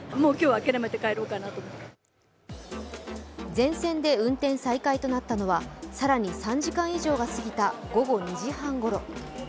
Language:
Japanese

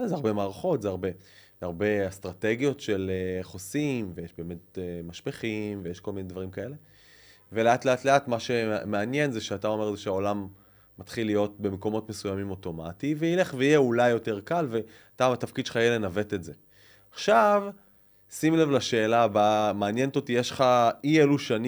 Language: Hebrew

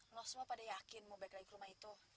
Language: Indonesian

